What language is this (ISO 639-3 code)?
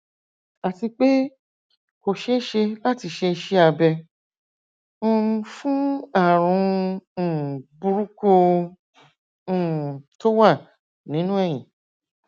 yor